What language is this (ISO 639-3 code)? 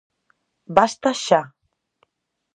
glg